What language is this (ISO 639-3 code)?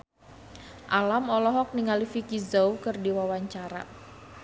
sun